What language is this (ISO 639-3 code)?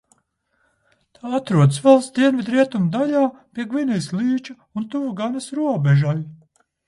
lav